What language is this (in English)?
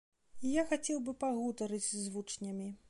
Belarusian